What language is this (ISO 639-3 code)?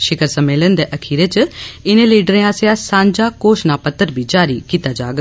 doi